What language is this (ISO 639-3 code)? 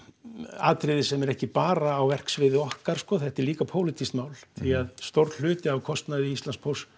isl